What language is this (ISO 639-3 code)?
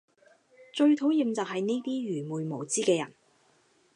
yue